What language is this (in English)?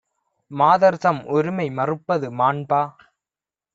Tamil